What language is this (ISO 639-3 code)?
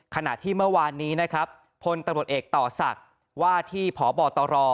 tha